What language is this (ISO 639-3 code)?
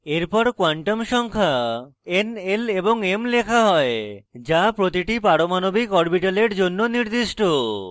ben